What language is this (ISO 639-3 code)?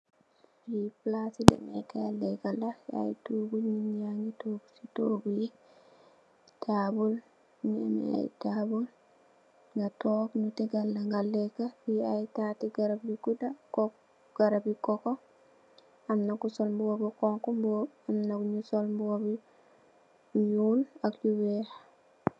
wol